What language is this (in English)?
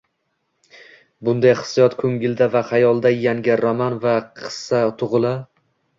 Uzbek